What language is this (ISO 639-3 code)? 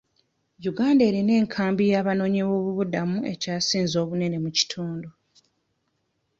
lug